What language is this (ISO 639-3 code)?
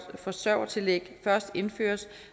dan